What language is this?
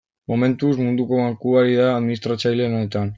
Basque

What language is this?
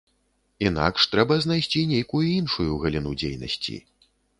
Belarusian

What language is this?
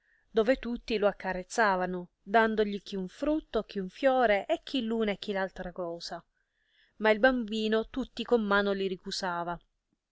Italian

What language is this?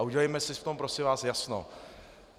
Czech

